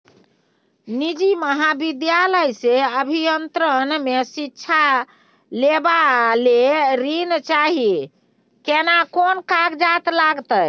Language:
Maithili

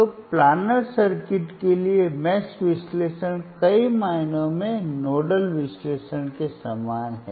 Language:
Hindi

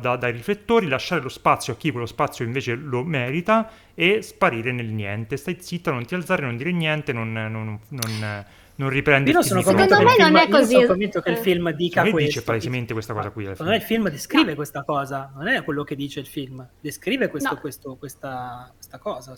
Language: Italian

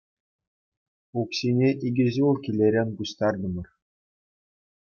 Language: Chuvash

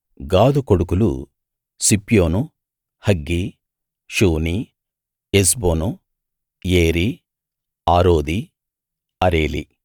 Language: Telugu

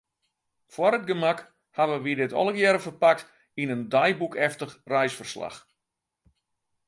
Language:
Western Frisian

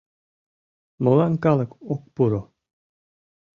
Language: Mari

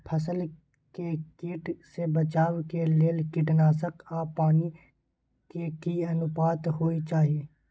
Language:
Maithili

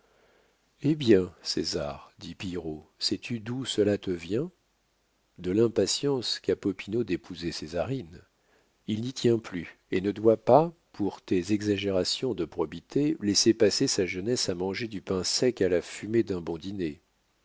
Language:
French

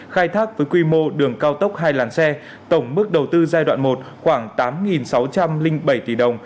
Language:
Vietnamese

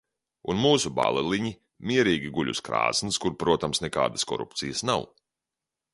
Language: Latvian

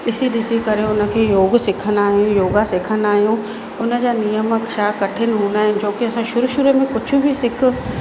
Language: Sindhi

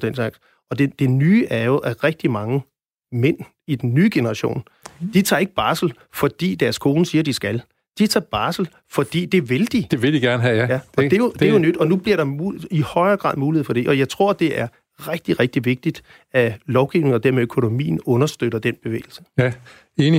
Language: Danish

